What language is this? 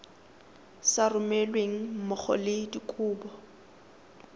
Tswana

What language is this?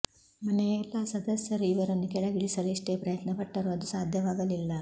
Kannada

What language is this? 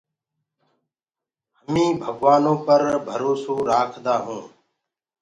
Gurgula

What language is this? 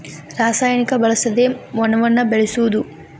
Kannada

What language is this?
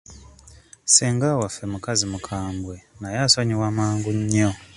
Ganda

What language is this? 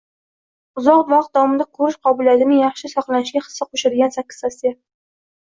Uzbek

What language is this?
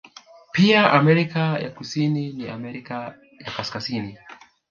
Swahili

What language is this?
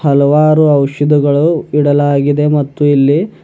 Kannada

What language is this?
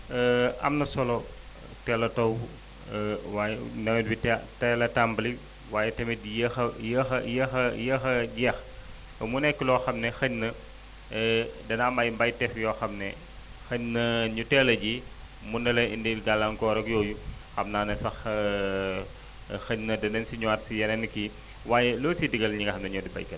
Wolof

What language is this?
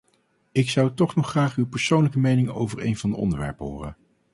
Dutch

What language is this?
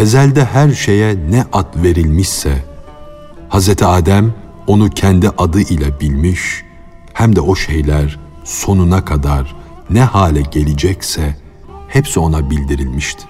Turkish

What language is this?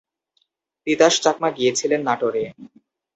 Bangla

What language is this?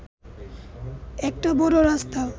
Bangla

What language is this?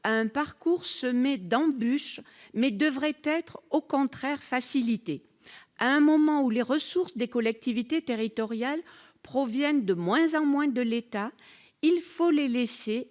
French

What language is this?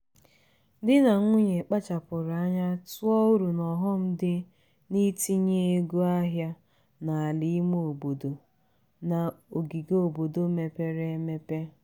Igbo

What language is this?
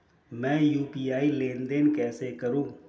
Hindi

